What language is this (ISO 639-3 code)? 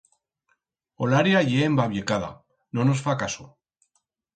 arg